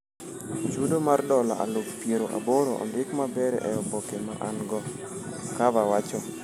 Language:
Luo (Kenya and Tanzania)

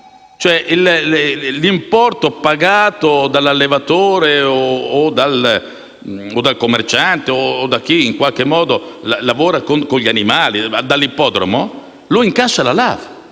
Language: Italian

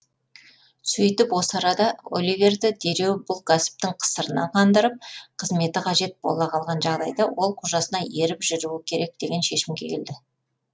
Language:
Kazakh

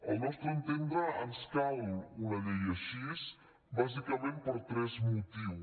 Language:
Catalan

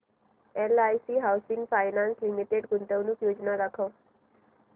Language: Marathi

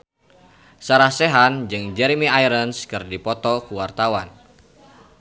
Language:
Sundanese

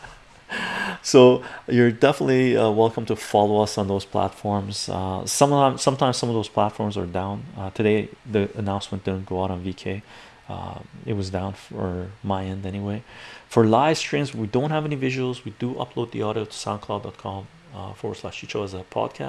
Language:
English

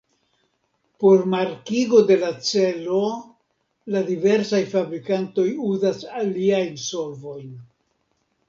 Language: Esperanto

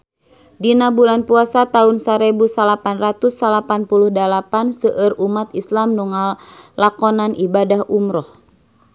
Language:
Sundanese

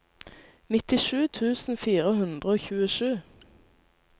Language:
Norwegian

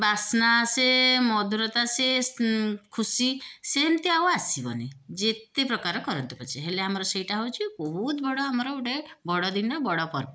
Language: Odia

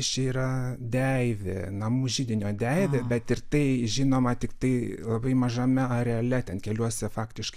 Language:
Lithuanian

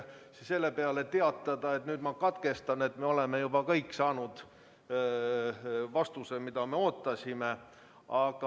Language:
Estonian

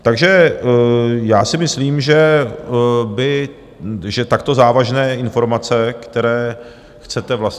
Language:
Czech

